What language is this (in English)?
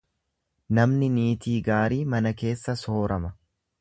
Oromo